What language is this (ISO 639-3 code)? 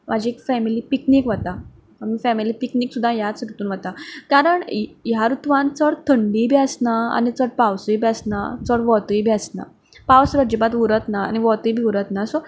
kok